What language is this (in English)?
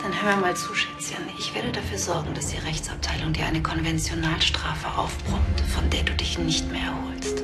German